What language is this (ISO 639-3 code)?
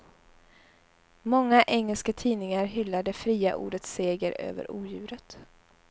swe